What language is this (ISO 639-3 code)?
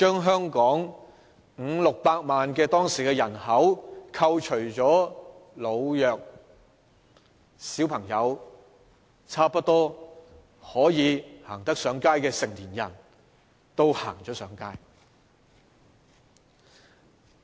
yue